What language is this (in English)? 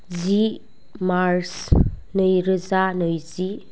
Bodo